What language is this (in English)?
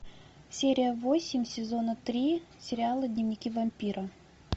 Russian